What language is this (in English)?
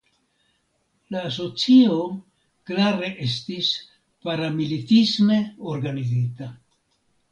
Esperanto